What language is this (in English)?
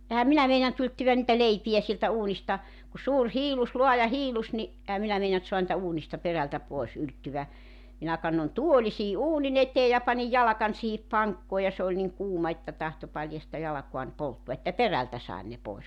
Finnish